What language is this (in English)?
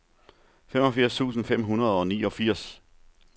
Danish